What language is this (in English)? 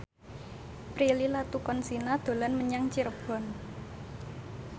Javanese